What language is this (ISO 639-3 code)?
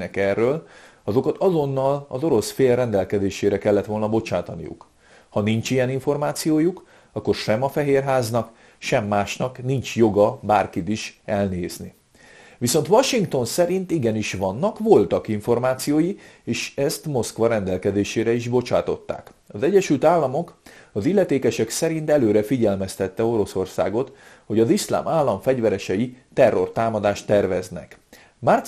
hun